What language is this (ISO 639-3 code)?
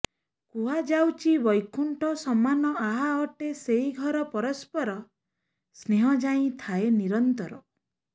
ori